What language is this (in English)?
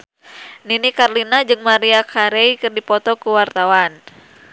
Sundanese